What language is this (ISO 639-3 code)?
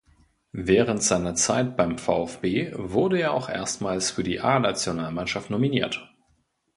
deu